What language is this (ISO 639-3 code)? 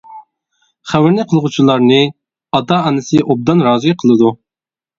uig